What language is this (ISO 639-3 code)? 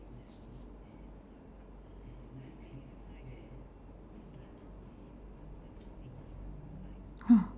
eng